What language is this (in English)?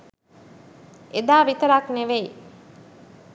Sinhala